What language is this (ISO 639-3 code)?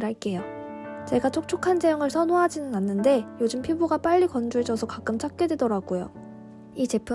kor